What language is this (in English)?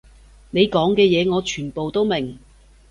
Cantonese